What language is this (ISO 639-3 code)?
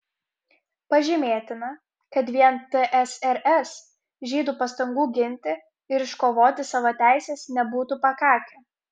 lit